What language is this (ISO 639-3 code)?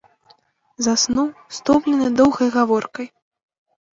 bel